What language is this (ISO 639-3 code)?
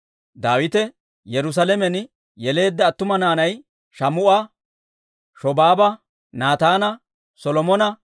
dwr